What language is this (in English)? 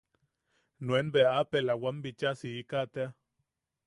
Yaqui